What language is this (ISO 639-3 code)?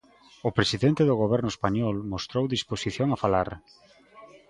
glg